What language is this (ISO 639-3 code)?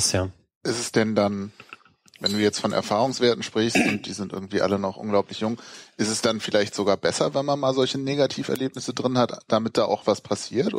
deu